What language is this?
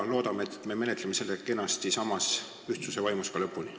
Estonian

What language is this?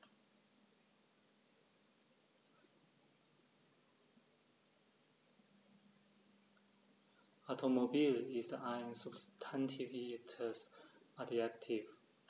German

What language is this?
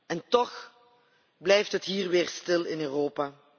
Dutch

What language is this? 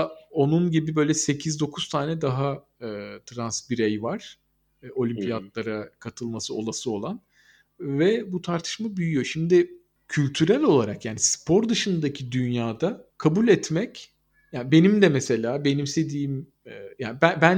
Turkish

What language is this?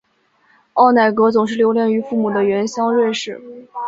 Chinese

